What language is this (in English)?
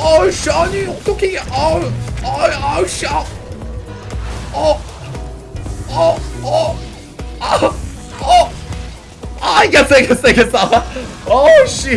Korean